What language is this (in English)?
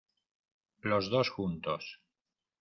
Spanish